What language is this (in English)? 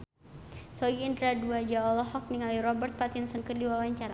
Sundanese